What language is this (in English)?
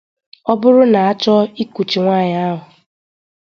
Igbo